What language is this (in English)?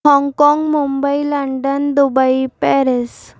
Sindhi